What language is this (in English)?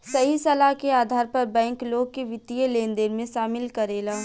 Bhojpuri